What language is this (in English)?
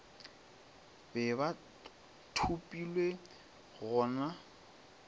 Northern Sotho